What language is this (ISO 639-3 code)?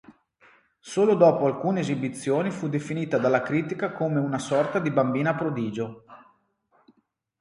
ita